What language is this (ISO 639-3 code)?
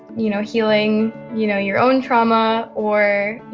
eng